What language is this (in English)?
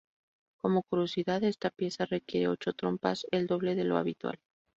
Spanish